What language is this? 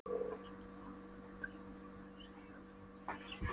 Icelandic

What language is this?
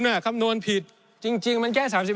Thai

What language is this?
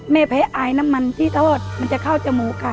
Thai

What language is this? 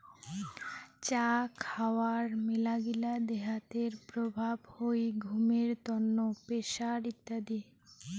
Bangla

